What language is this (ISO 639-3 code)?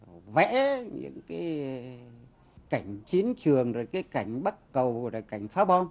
vie